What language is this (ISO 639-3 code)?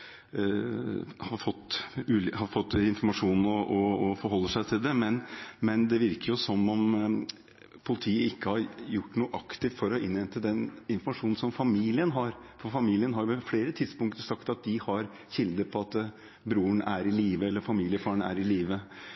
nob